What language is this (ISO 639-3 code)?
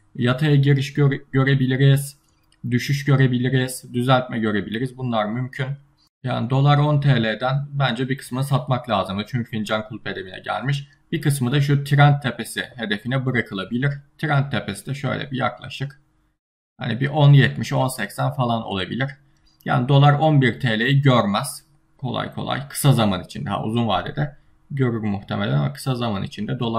tur